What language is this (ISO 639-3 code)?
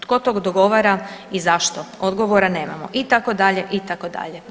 hrv